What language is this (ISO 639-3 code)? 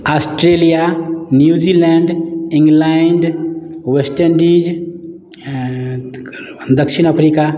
mai